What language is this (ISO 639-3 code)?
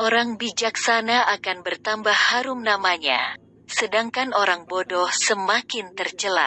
ind